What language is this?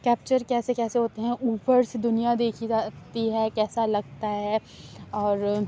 Urdu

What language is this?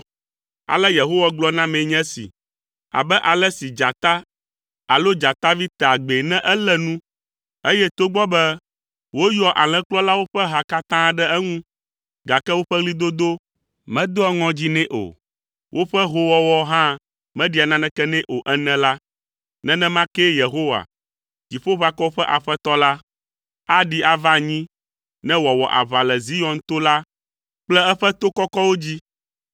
Ewe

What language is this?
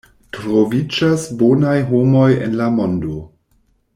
Esperanto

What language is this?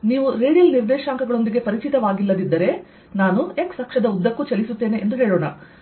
Kannada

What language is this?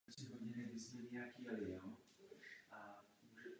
Czech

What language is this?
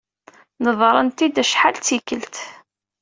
Kabyle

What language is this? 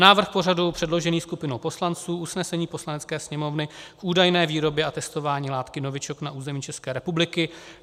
Czech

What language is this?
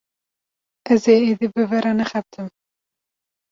Kurdish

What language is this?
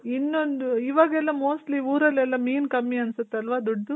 Kannada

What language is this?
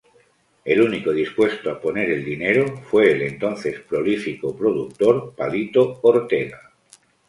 Spanish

